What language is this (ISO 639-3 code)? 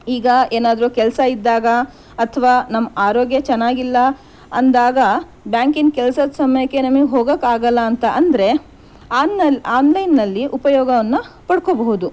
kan